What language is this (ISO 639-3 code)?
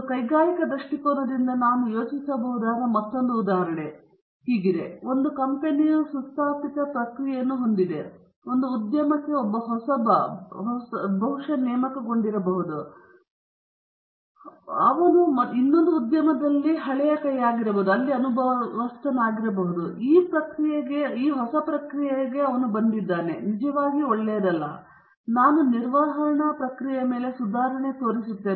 kan